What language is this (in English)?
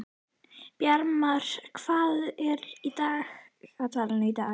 Icelandic